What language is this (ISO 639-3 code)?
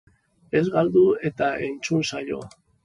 eus